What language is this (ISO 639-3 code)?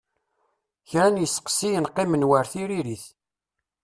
kab